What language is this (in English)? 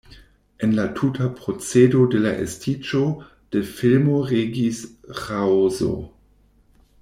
Esperanto